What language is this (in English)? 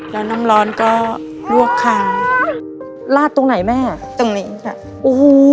Thai